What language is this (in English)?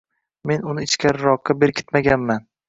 Uzbek